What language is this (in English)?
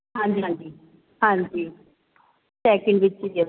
Punjabi